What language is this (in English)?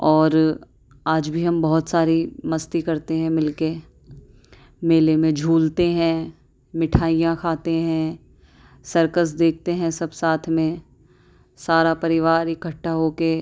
Urdu